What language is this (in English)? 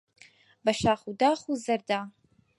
Central Kurdish